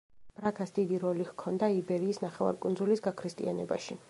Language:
Georgian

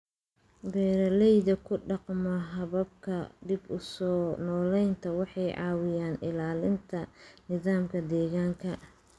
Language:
Somali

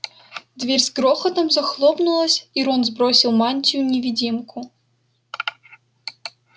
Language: Russian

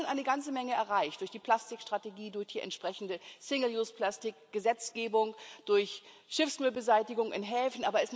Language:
German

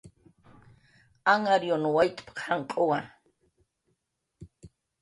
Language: Jaqaru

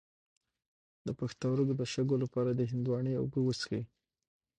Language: Pashto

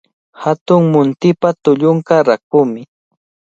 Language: Cajatambo North Lima Quechua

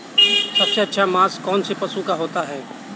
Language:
Hindi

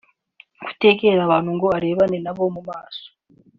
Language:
Kinyarwanda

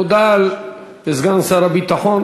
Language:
Hebrew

